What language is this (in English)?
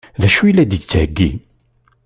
Kabyle